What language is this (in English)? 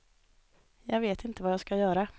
Swedish